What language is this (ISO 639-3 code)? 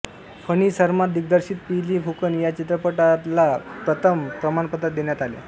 mar